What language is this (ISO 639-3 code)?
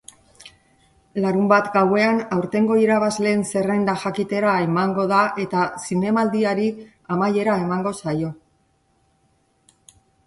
eus